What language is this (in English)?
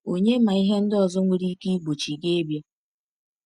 Igbo